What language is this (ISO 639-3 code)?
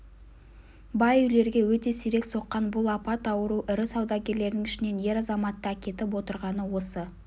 kaz